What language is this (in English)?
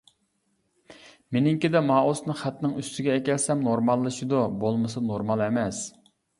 Uyghur